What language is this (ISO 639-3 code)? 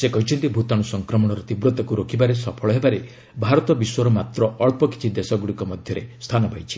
ori